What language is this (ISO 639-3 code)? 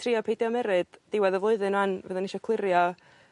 cym